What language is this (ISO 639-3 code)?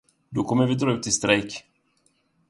swe